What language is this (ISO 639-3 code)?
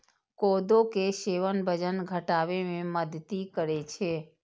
mai